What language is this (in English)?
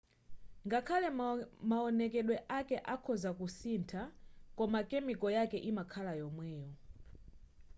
Nyanja